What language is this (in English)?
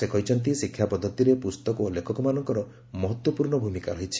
Odia